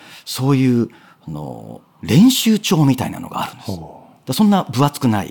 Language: Japanese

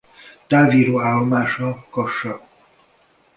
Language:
Hungarian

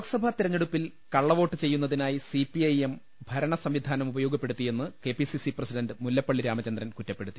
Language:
Malayalam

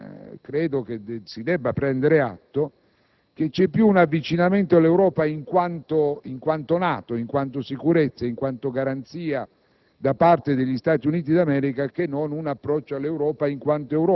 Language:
Italian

